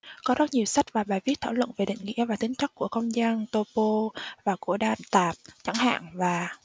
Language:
Vietnamese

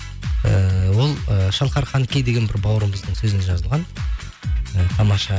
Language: Kazakh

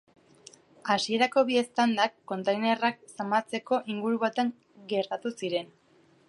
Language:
Basque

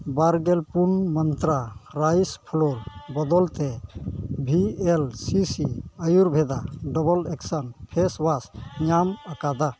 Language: Santali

